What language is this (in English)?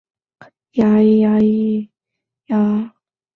Chinese